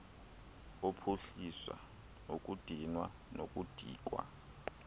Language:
Xhosa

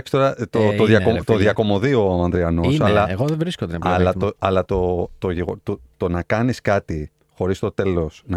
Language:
Greek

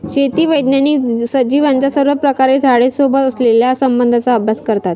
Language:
Marathi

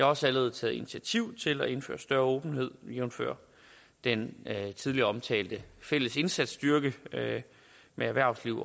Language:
Danish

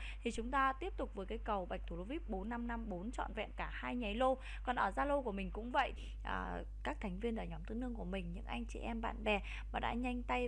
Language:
Vietnamese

